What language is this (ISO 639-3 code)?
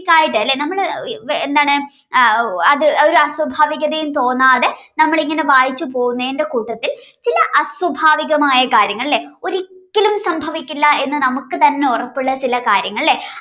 mal